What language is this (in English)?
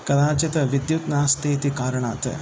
Sanskrit